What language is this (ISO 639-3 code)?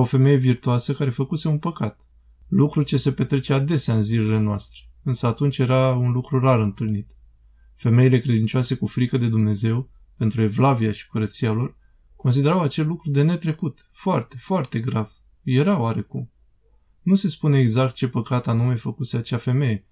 ron